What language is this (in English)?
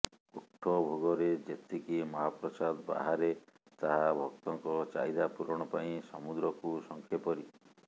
Odia